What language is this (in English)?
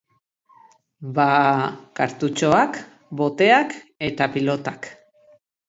Basque